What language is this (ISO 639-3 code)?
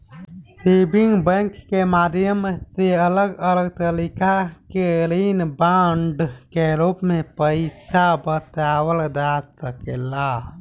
bho